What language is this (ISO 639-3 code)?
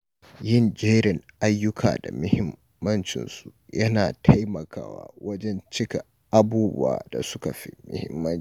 hau